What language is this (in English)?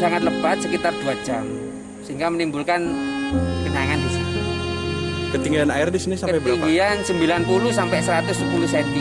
Indonesian